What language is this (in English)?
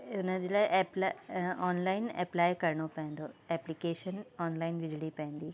Sindhi